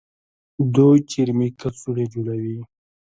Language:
Pashto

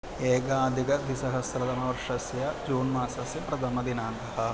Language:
Sanskrit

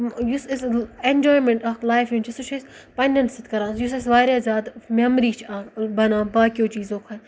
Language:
Kashmiri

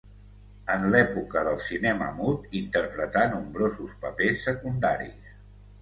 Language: Catalan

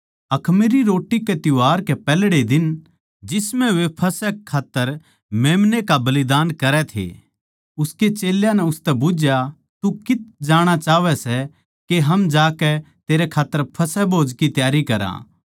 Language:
Haryanvi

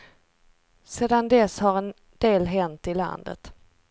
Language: Swedish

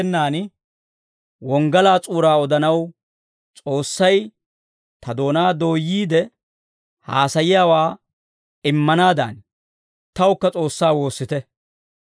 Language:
Dawro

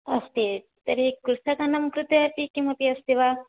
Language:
Sanskrit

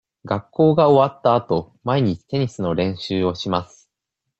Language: Japanese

